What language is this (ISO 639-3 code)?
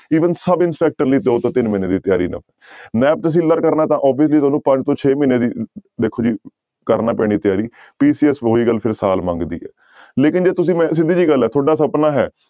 pan